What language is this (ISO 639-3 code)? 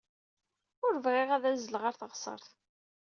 kab